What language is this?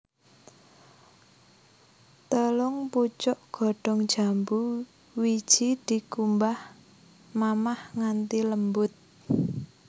Javanese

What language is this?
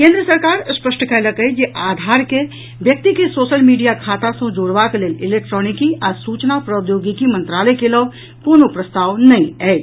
Maithili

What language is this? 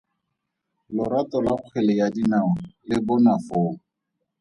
Tswana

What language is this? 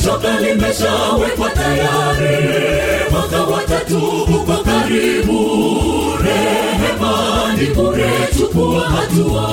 Swahili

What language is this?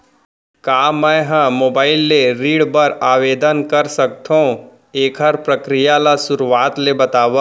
Chhattisgarhi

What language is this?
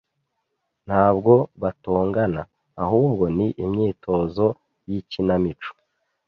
Kinyarwanda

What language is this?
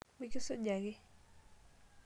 Masai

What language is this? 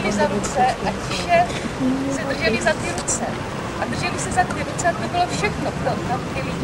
Czech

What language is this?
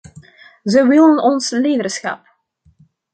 Dutch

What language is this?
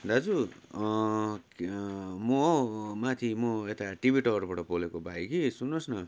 Nepali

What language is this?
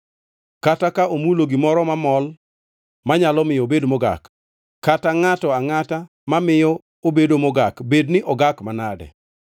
Luo (Kenya and Tanzania)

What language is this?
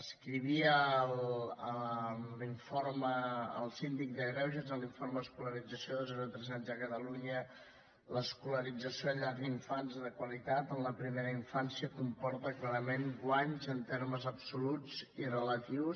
Catalan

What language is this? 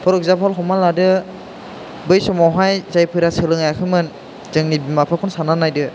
Bodo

